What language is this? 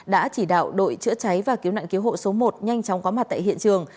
Vietnamese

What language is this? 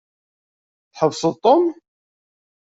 Kabyle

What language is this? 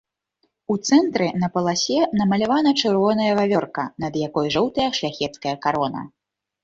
Belarusian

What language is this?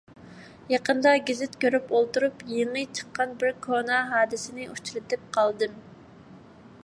Uyghur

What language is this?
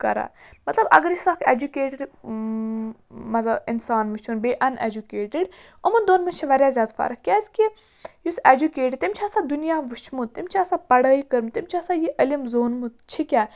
Kashmiri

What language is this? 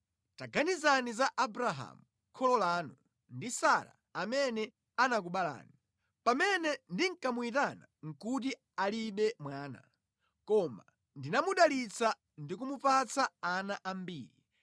Nyanja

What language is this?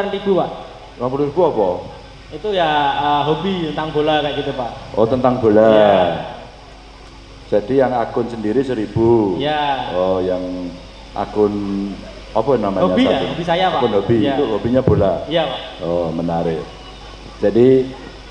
Indonesian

